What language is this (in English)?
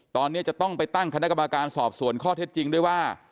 Thai